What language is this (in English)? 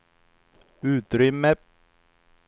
Swedish